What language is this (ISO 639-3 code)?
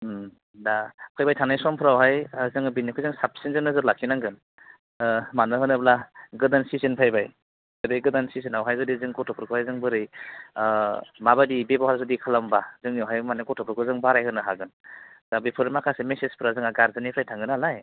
brx